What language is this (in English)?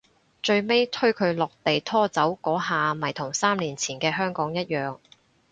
Cantonese